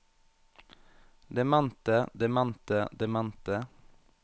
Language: Norwegian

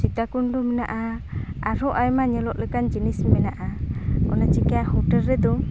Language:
Santali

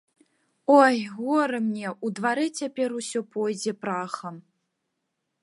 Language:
Belarusian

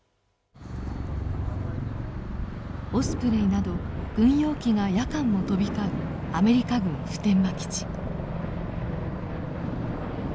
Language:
Japanese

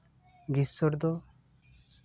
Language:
Santali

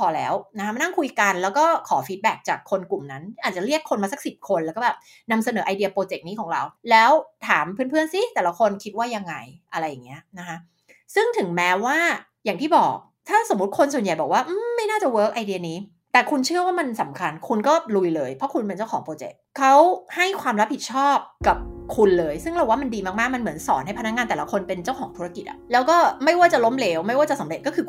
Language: Thai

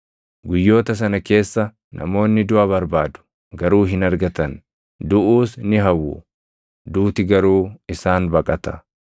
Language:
Oromo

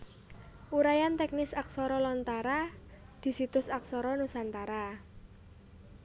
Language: Javanese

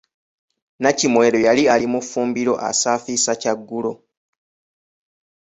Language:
Ganda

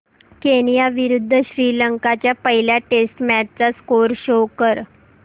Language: Marathi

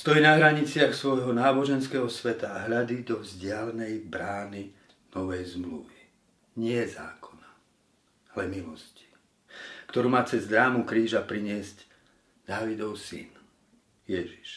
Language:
Slovak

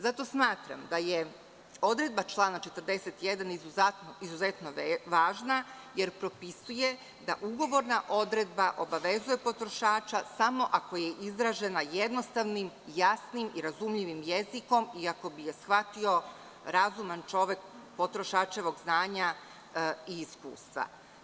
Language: Serbian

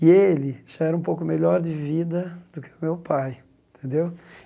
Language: Portuguese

